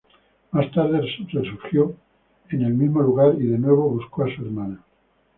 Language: Spanish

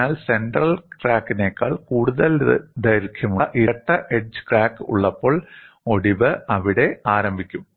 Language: Malayalam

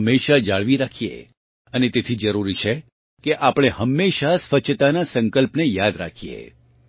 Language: Gujarati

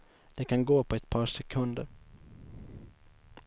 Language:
Swedish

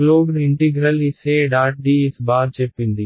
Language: Telugu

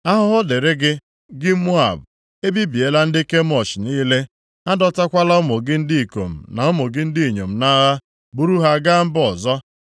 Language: Igbo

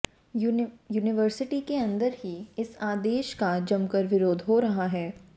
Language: Hindi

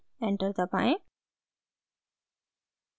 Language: Hindi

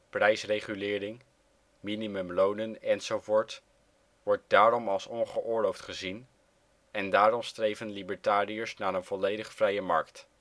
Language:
Dutch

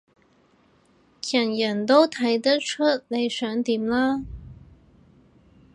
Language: Cantonese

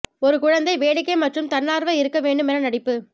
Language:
Tamil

